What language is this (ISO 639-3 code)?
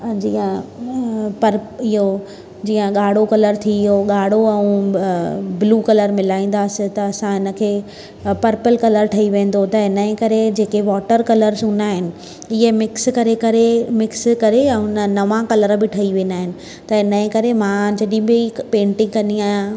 snd